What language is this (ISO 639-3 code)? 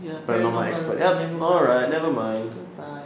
eng